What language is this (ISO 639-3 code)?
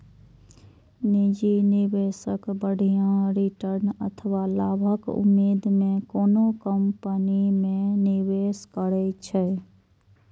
mai